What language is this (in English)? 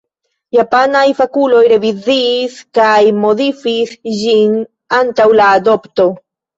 Esperanto